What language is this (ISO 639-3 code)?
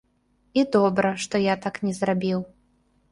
bel